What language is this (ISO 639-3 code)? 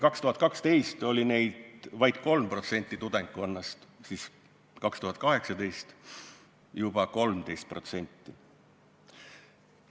est